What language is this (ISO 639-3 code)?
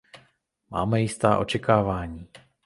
ces